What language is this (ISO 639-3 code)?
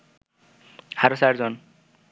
ben